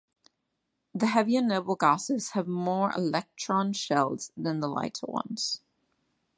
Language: English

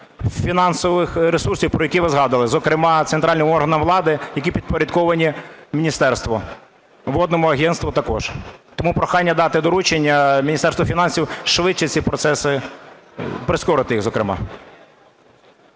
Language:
Ukrainian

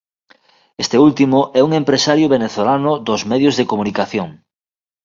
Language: Galician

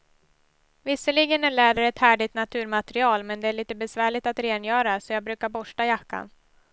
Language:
Swedish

